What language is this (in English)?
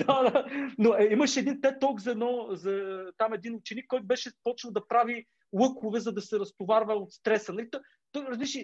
Bulgarian